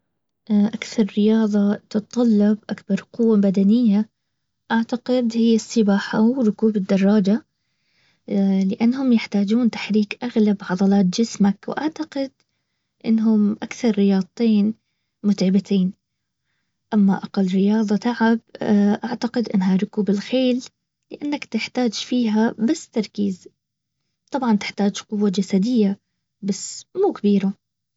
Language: Baharna Arabic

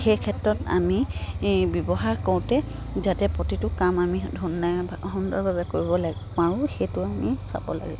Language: Assamese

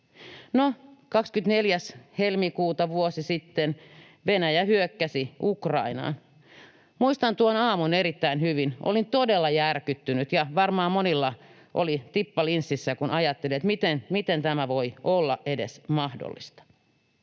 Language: Finnish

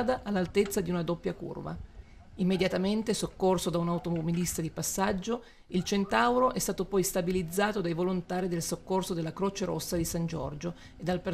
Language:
Italian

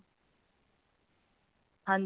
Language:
Punjabi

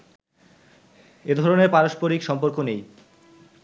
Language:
Bangla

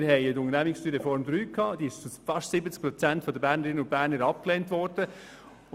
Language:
Swiss German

